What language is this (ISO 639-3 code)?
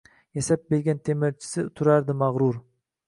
uzb